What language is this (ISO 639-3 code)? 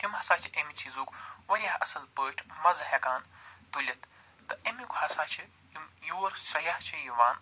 kas